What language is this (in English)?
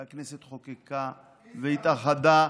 Hebrew